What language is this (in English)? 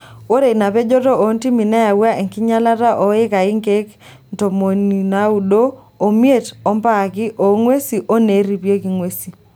Masai